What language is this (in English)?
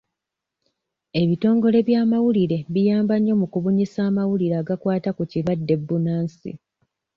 Ganda